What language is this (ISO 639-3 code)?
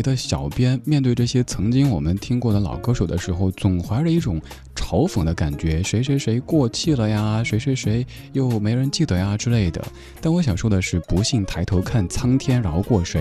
zho